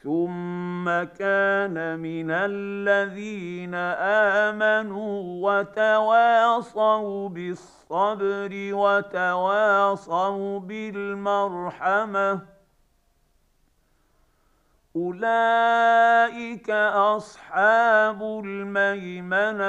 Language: Arabic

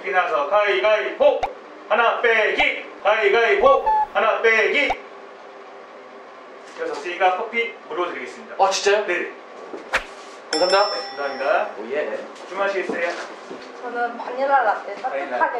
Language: Korean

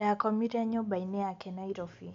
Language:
Kikuyu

